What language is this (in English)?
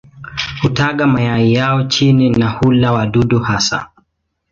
Swahili